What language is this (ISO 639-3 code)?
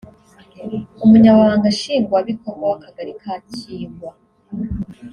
kin